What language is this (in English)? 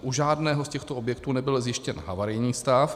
Czech